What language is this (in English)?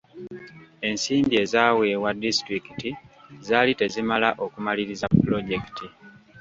Ganda